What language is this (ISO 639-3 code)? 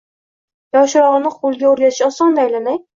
uzb